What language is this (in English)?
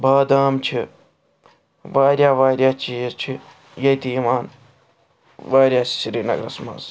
Kashmiri